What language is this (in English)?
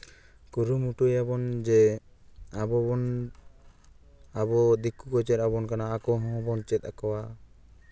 Santali